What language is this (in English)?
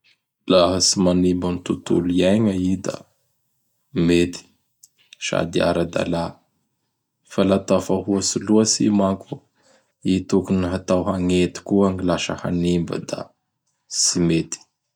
Bara Malagasy